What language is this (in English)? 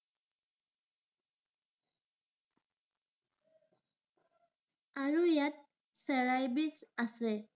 Assamese